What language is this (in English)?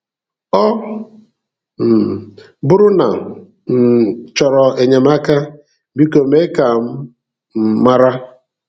Igbo